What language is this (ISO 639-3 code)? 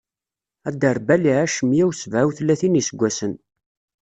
kab